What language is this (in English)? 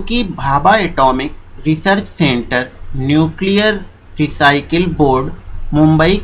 Hindi